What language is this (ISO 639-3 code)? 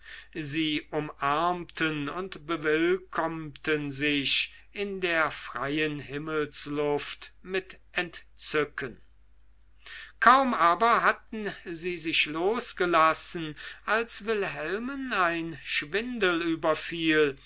deu